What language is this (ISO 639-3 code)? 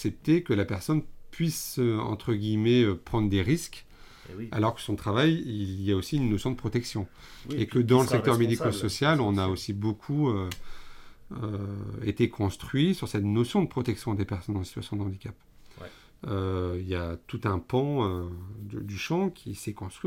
fra